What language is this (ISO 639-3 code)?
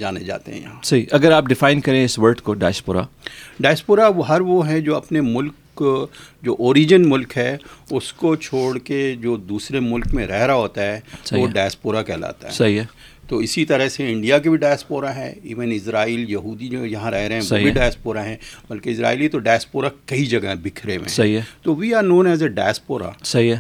urd